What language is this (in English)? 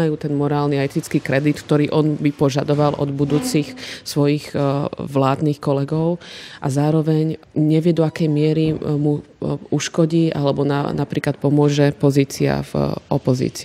Slovak